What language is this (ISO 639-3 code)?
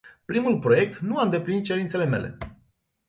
ron